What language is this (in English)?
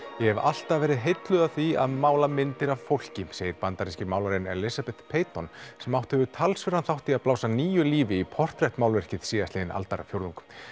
Icelandic